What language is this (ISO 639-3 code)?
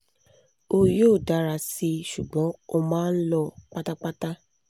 yor